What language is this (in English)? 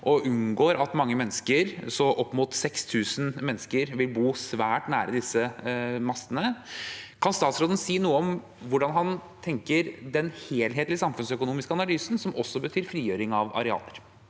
Norwegian